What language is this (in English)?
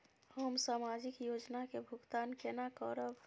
Maithili